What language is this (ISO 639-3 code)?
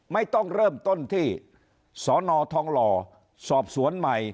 tha